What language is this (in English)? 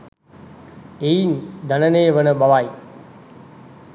Sinhala